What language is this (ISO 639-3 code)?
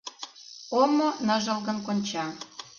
chm